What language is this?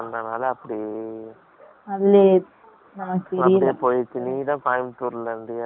Tamil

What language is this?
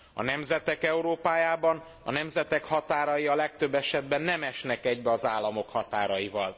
Hungarian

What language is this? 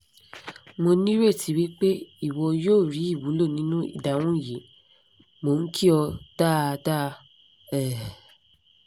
Yoruba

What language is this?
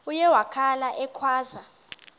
Xhosa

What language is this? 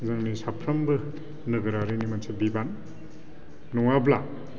Bodo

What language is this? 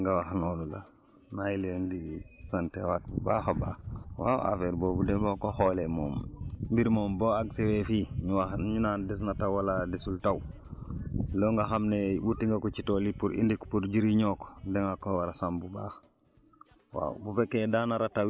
Wolof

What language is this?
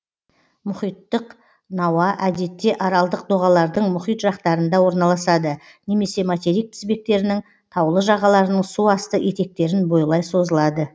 Kazakh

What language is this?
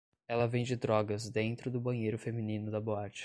Portuguese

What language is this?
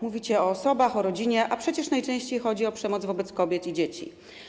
Polish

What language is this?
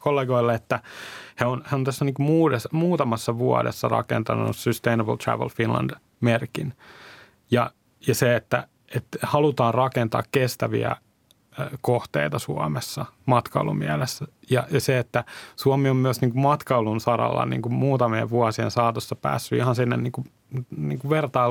Finnish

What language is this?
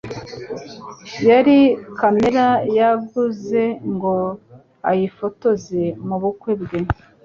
Kinyarwanda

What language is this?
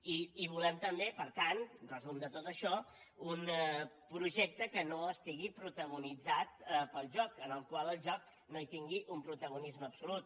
Catalan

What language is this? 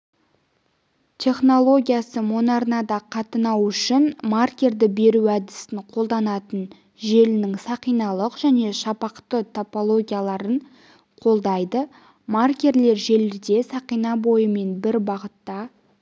Kazakh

